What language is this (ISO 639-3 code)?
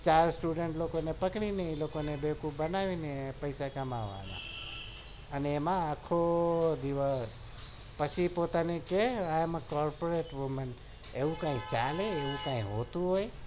guj